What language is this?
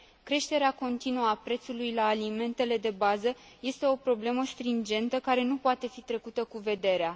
Romanian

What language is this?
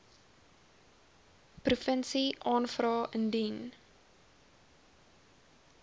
Afrikaans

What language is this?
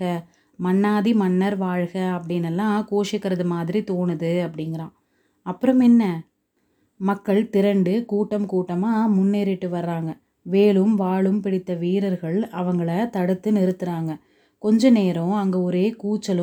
Tamil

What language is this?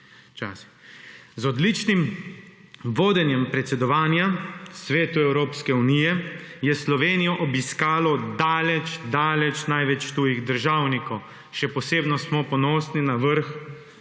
Slovenian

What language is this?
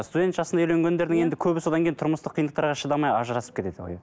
Kazakh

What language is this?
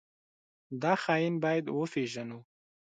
Pashto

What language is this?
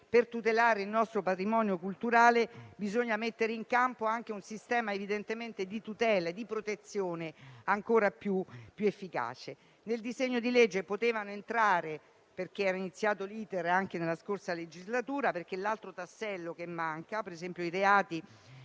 Italian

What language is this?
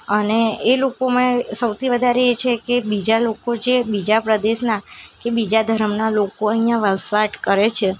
Gujarati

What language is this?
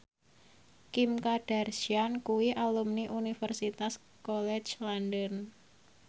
Javanese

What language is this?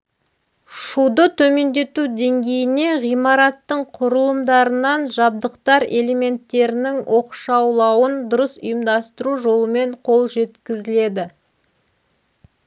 Kazakh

